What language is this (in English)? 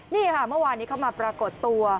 Thai